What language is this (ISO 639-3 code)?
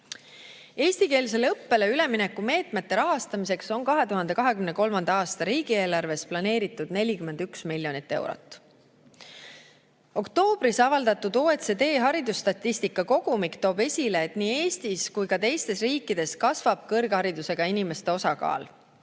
est